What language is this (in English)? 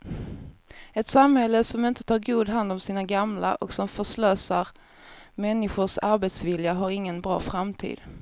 Swedish